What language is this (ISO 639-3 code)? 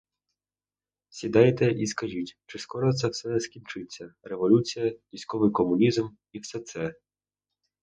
ukr